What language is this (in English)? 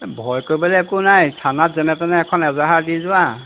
Assamese